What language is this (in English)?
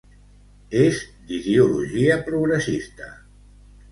Catalan